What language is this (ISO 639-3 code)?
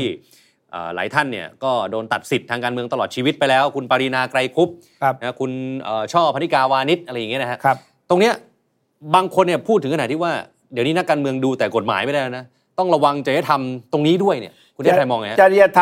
tha